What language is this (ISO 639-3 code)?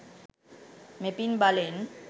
sin